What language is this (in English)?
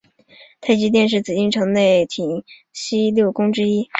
Chinese